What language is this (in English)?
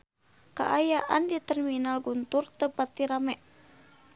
Sundanese